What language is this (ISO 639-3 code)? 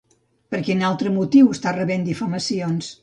cat